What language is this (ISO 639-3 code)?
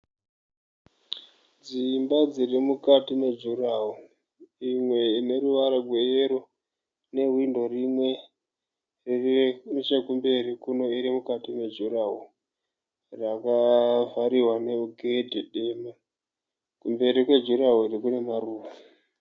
sna